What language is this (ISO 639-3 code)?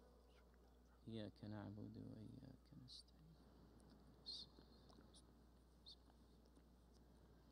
ara